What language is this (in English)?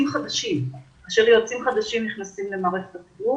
Hebrew